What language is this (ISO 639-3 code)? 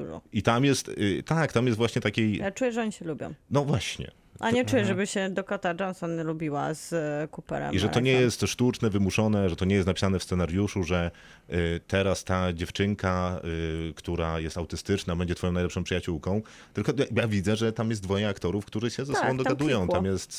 pol